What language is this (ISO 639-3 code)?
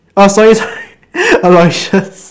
eng